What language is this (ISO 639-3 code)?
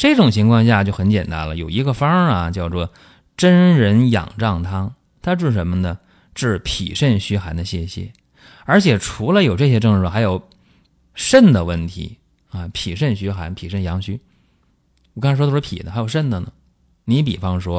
zho